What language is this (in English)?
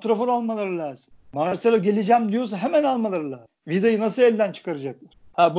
Turkish